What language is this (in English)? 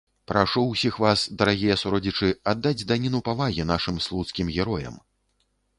Belarusian